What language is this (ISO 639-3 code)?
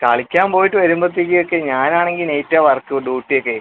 mal